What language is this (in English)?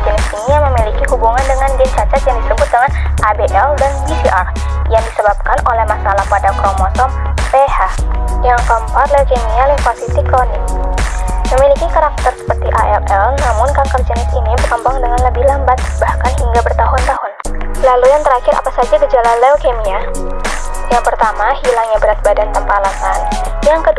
Indonesian